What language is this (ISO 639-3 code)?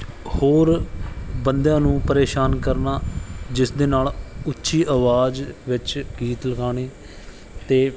pan